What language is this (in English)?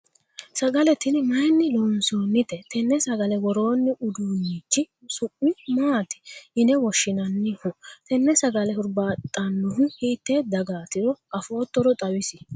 Sidamo